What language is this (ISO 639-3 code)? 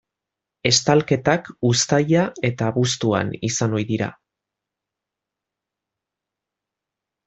eus